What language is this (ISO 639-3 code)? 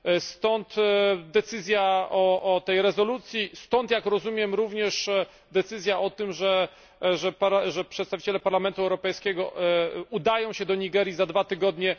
pol